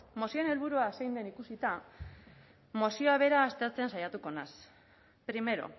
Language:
Basque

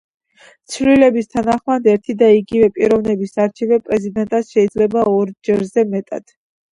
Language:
Georgian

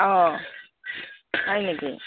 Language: Assamese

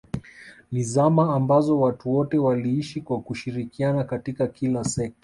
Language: Swahili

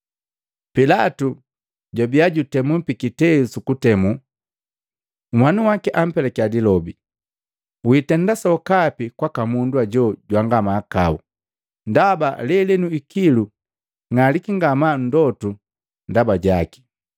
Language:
Matengo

